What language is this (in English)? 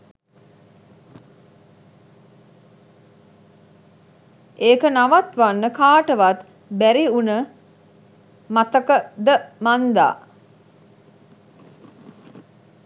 Sinhala